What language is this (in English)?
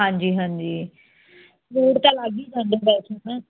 Punjabi